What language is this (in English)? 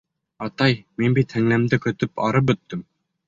Bashkir